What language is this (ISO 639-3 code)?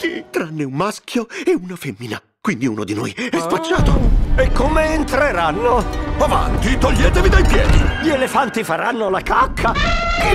ita